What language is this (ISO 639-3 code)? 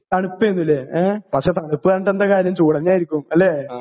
mal